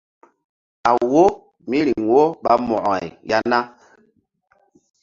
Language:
Mbum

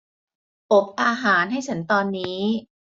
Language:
Thai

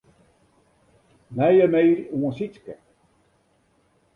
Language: Western Frisian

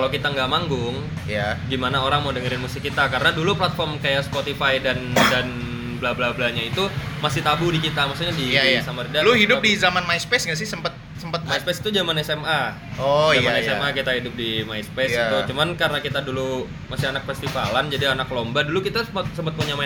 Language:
Indonesian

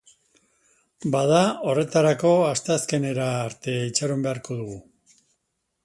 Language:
Basque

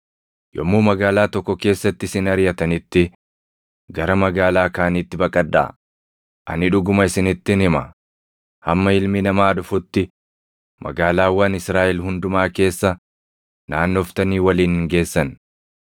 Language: Oromo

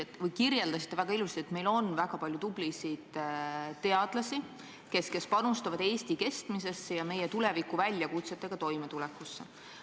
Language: Estonian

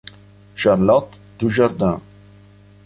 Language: Italian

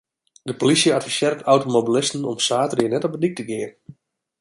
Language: Western Frisian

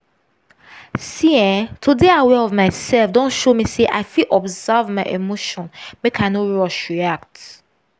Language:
Nigerian Pidgin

